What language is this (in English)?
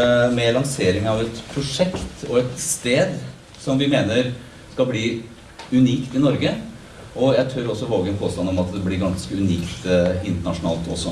Norwegian